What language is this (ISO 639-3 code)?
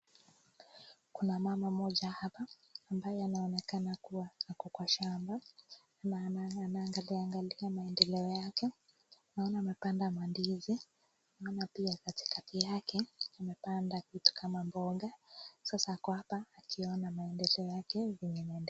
swa